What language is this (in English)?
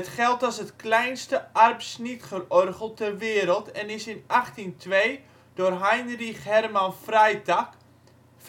Dutch